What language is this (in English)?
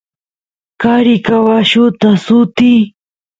Santiago del Estero Quichua